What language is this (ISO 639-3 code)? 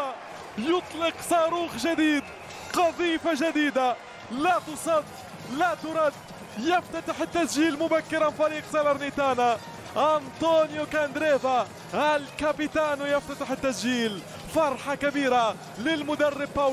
ara